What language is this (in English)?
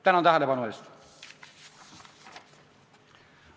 Estonian